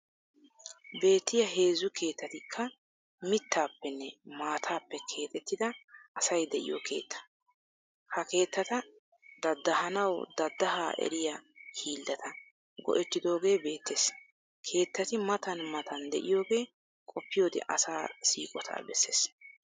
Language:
Wolaytta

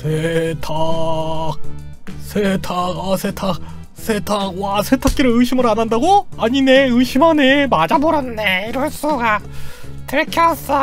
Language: Korean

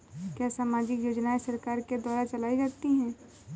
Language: Hindi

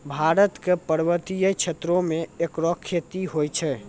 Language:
Maithili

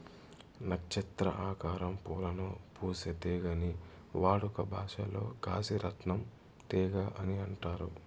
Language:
Telugu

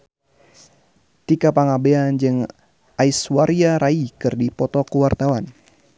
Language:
Sundanese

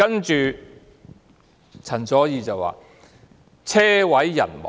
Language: Cantonese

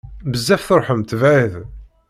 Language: Kabyle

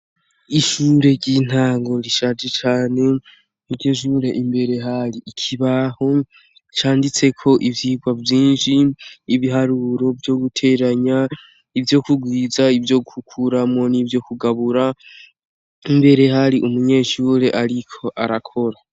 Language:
Rundi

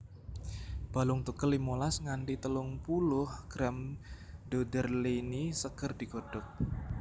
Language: Javanese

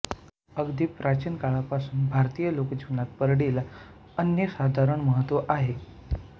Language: Marathi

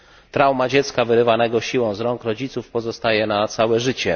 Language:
Polish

